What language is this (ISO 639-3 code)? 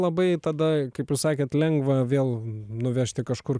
lit